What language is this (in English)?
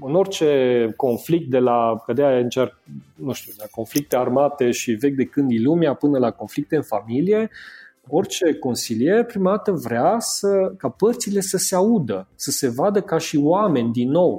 Romanian